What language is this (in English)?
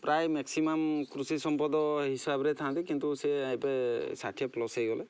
Odia